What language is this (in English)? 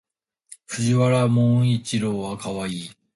Japanese